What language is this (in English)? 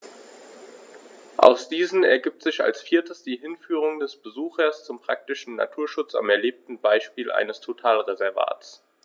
German